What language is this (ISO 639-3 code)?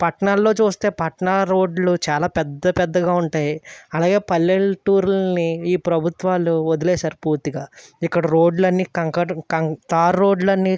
tel